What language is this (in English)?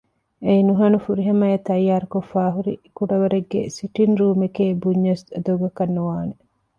Divehi